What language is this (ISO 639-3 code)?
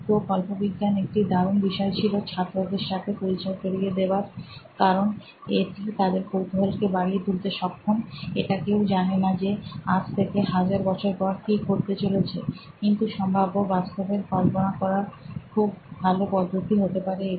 ben